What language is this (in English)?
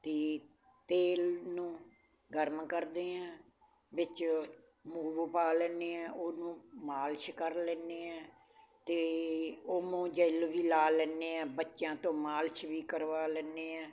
Punjabi